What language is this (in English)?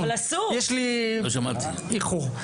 Hebrew